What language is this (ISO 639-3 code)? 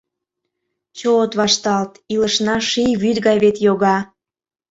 chm